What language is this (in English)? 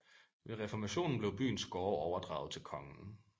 Danish